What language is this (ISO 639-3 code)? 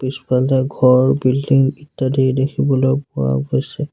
asm